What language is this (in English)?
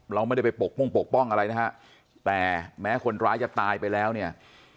Thai